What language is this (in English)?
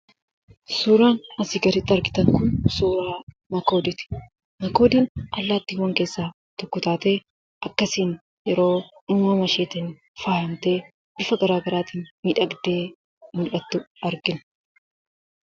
Oromo